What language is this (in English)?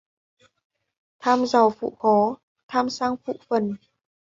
Vietnamese